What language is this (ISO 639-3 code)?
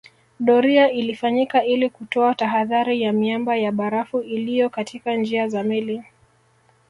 swa